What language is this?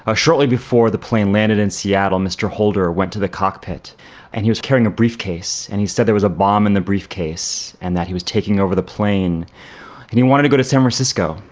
English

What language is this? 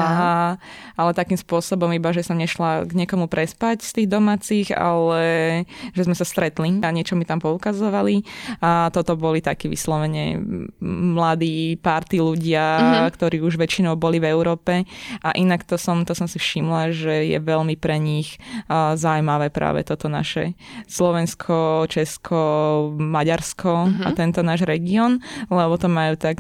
Slovak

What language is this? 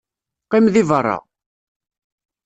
Kabyle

